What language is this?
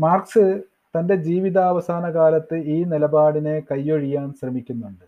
Malayalam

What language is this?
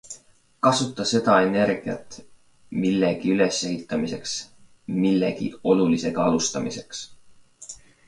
Estonian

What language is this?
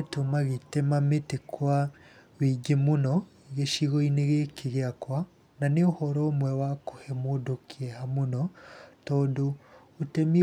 Kikuyu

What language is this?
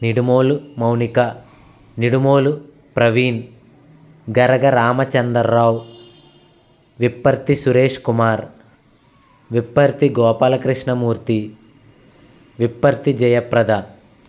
Telugu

